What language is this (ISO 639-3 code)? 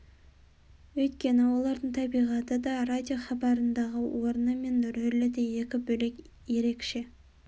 kaz